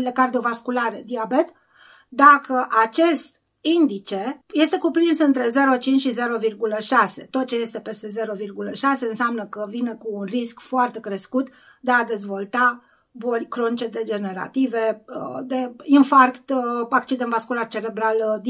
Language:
Romanian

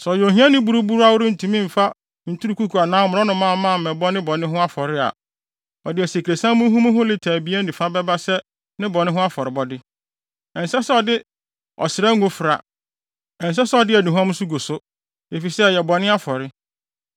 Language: Akan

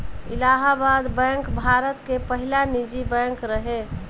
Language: Bhojpuri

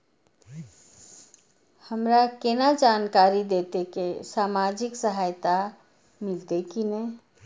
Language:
Maithili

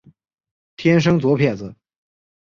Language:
Chinese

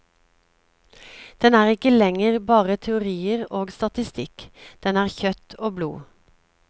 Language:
Norwegian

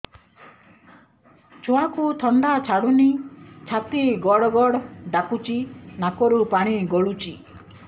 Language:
Odia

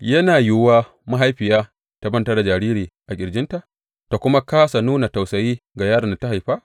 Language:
Hausa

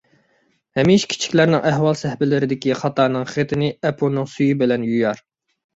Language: Uyghur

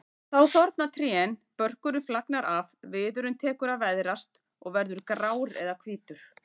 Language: Icelandic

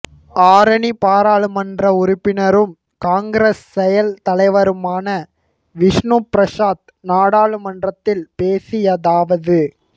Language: Tamil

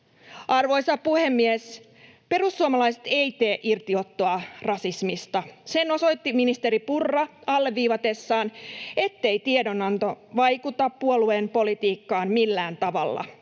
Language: Finnish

